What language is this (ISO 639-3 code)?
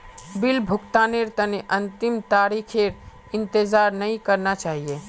mag